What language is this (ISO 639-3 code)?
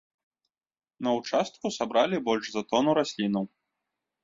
bel